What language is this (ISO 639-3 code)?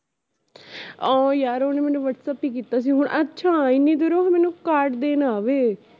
pan